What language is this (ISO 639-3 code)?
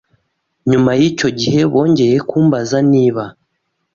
kin